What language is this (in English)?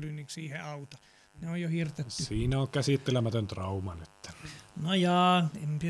Finnish